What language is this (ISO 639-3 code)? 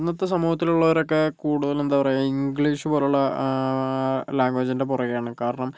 mal